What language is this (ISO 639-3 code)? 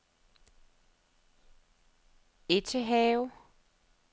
dan